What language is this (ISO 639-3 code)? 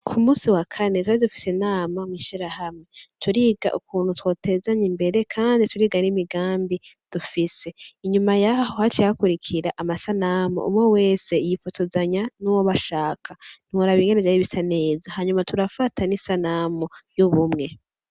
run